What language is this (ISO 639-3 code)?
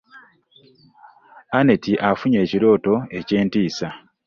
lug